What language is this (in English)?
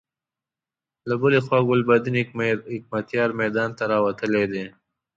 Pashto